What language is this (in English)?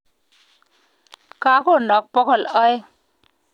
Kalenjin